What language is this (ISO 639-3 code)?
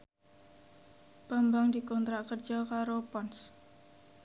jav